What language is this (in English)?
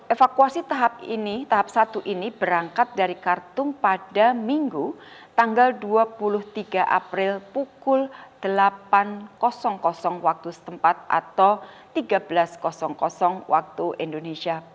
Indonesian